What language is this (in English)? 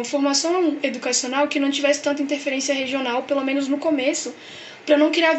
Portuguese